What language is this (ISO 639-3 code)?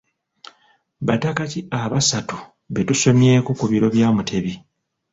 lug